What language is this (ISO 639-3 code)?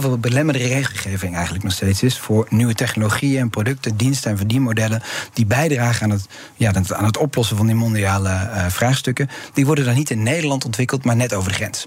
nld